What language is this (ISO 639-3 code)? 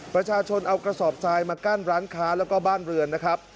tha